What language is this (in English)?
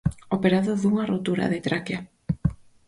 Galician